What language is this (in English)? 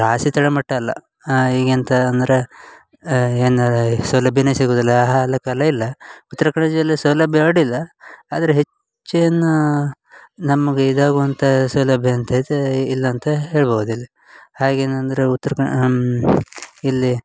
Kannada